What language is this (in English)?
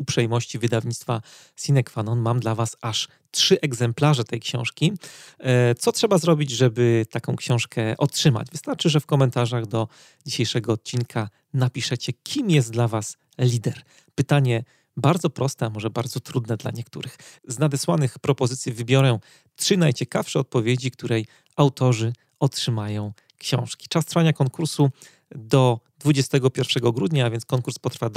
Polish